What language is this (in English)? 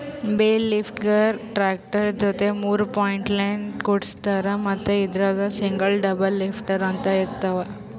Kannada